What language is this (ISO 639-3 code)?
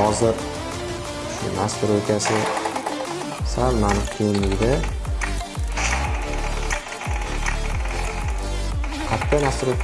tur